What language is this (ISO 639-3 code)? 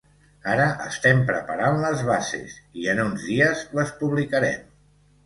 cat